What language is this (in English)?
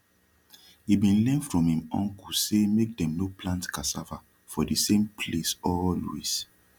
Nigerian Pidgin